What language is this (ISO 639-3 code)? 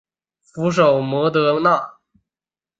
zho